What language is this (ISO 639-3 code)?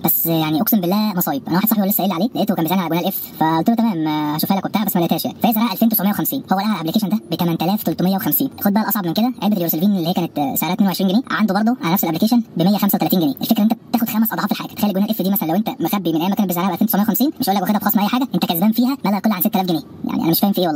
ara